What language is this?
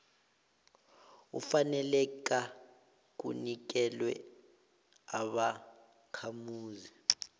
South Ndebele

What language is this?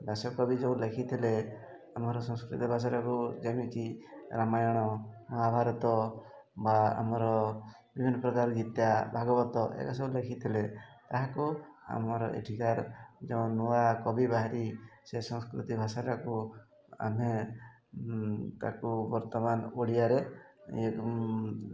Odia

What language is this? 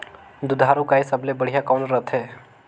Chhattisgarhi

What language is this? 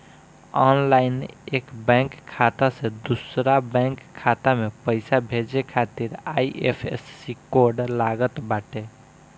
Bhojpuri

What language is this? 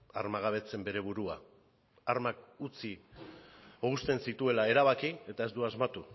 Basque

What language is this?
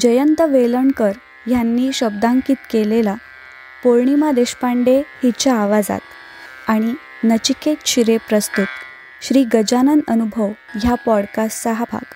Marathi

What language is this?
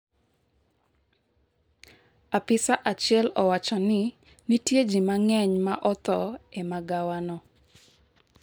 Luo (Kenya and Tanzania)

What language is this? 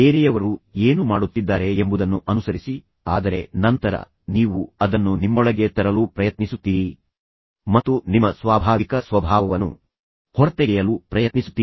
Kannada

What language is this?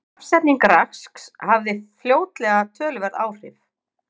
Icelandic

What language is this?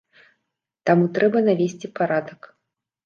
Belarusian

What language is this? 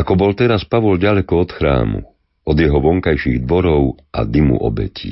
Slovak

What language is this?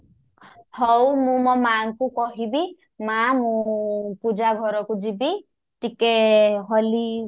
Odia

